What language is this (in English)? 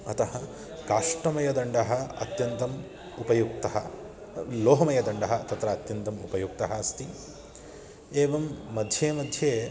Sanskrit